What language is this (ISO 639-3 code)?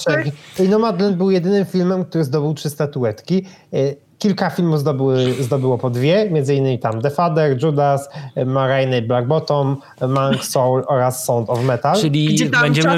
pol